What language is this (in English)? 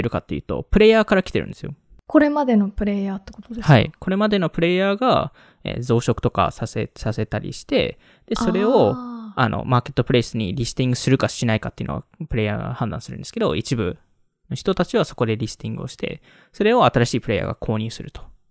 Japanese